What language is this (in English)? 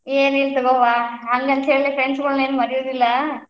Kannada